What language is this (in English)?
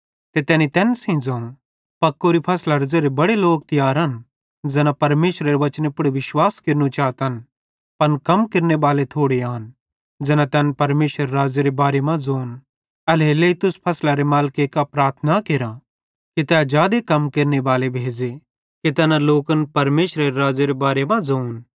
Bhadrawahi